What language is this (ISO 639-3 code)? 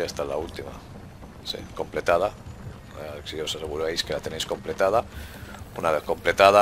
spa